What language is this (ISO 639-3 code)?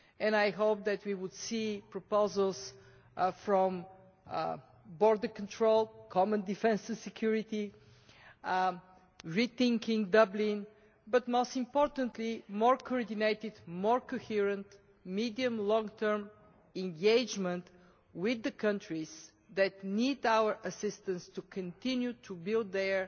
eng